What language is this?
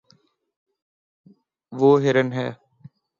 Urdu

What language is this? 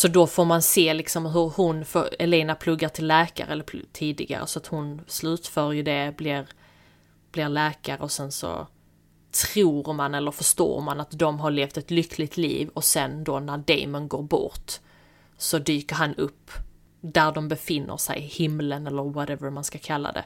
Swedish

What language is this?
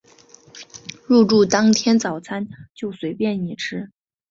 Chinese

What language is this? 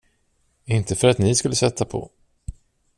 Swedish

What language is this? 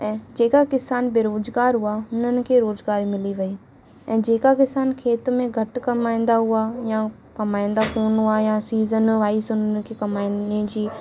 Sindhi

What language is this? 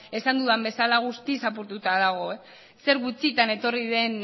Basque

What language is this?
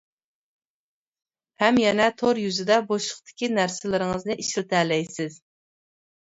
Uyghur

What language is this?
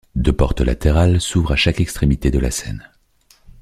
French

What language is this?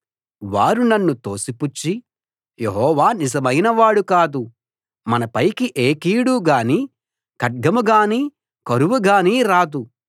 Telugu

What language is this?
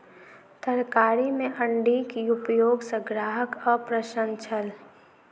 Maithili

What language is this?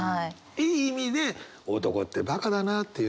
Japanese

